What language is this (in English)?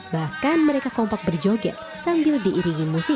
Indonesian